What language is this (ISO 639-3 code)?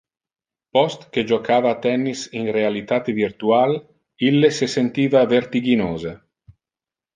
ina